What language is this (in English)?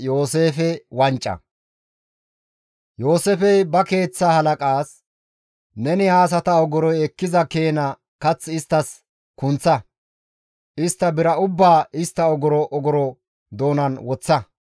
Gamo